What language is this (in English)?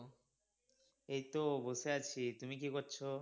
Bangla